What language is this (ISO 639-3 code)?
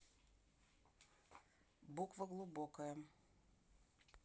rus